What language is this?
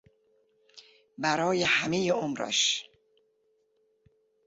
Persian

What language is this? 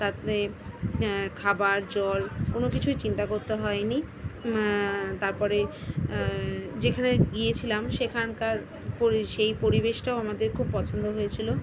Bangla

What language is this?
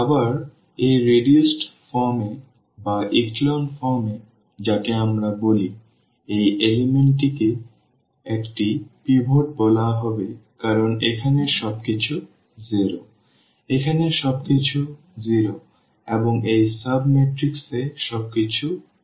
Bangla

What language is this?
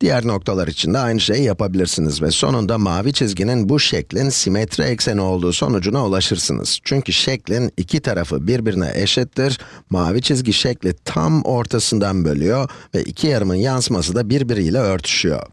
Turkish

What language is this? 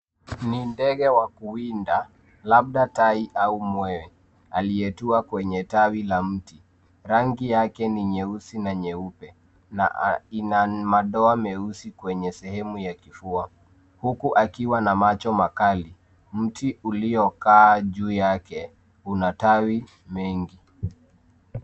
Swahili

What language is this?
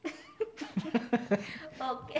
Gujarati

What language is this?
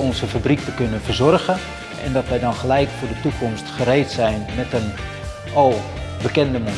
Dutch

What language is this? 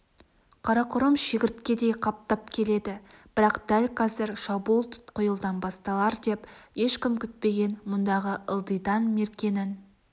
Kazakh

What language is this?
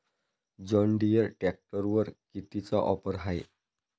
Marathi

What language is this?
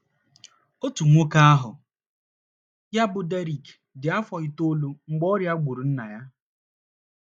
Igbo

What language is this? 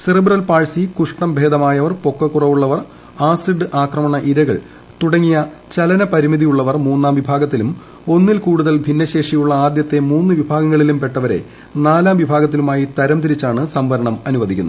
Malayalam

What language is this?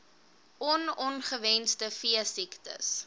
Afrikaans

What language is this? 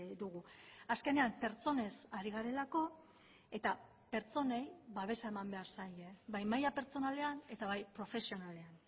Basque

